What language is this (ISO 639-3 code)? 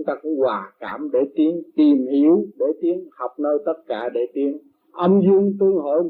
vie